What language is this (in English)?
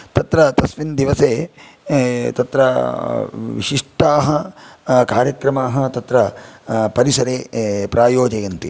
Sanskrit